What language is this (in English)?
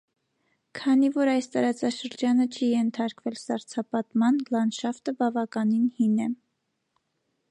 Armenian